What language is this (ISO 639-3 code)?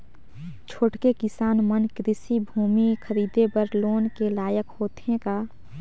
hne